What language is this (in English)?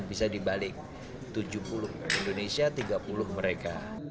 Indonesian